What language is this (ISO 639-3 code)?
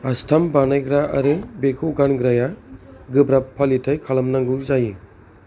brx